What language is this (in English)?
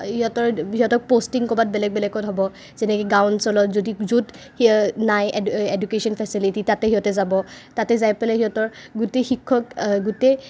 Assamese